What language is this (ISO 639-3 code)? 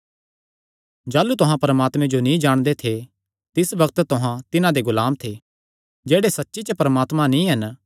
xnr